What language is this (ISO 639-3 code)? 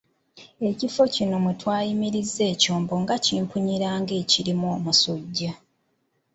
lug